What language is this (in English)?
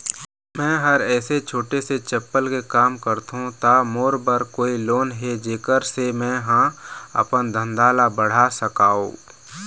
Chhattisgarhi